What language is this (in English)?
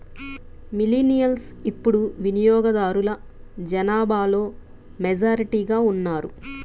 Telugu